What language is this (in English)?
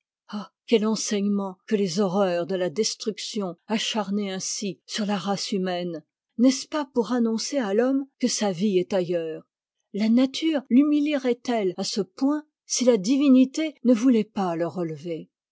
French